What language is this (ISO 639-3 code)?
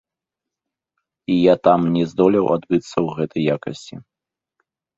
bel